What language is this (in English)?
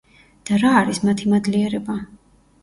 Georgian